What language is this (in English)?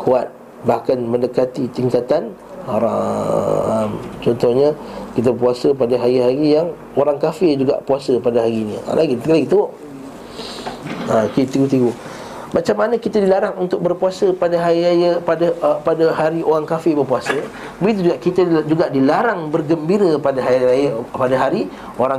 Malay